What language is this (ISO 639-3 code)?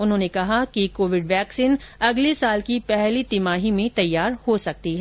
hin